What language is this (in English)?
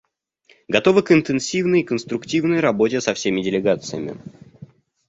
Russian